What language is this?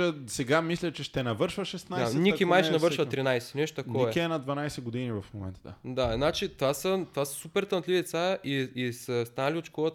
Bulgarian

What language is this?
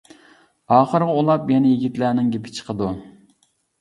Uyghur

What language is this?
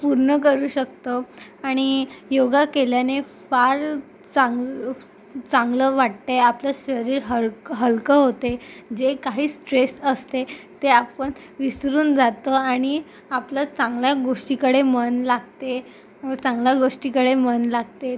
Marathi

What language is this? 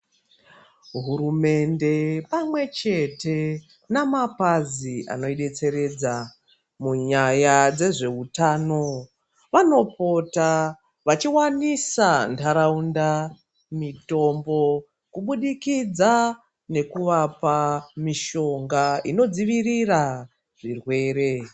Ndau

